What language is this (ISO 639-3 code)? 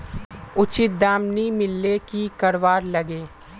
mag